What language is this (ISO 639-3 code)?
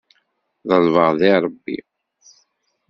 kab